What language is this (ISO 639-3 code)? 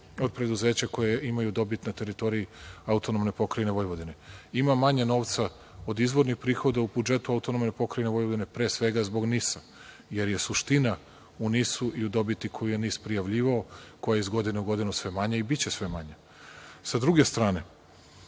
srp